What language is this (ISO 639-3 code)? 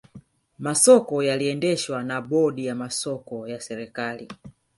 swa